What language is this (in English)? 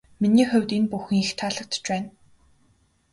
Mongolian